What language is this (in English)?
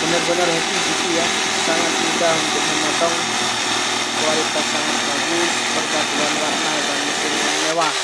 Indonesian